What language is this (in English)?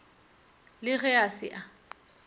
Northern Sotho